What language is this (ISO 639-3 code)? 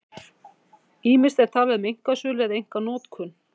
isl